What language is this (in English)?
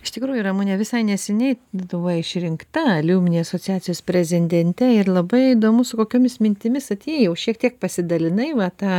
Lithuanian